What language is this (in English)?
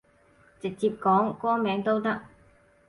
Cantonese